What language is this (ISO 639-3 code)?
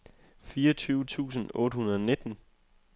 dan